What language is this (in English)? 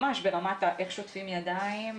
Hebrew